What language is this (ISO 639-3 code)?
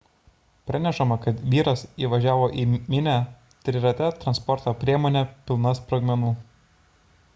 lit